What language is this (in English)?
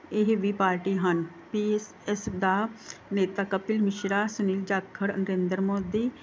Punjabi